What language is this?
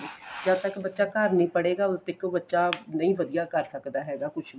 Punjabi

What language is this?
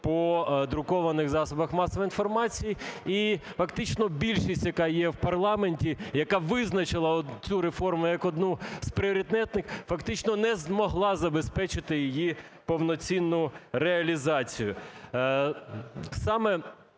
Ukrainian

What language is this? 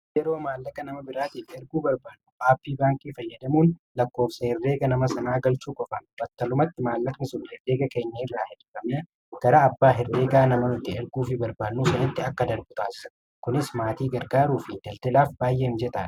Oromo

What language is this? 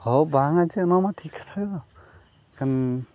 Santali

